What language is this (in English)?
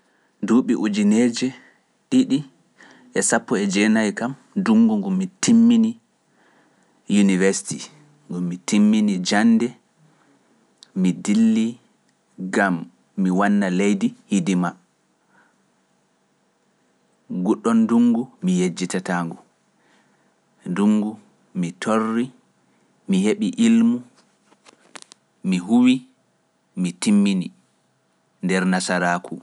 Pular